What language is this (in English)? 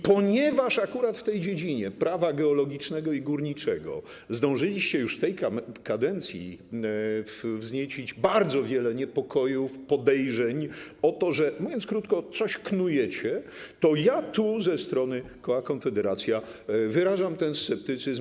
Polish